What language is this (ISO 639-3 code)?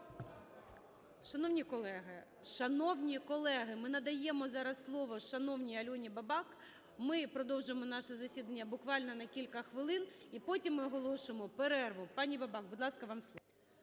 ukr